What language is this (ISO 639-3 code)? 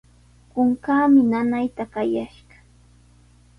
qws